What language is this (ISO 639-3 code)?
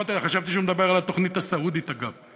heb